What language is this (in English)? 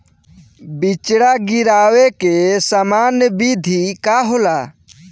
Bhojpuri